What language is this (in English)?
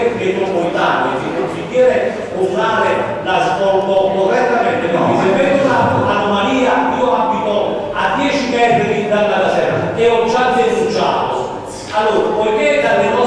Italian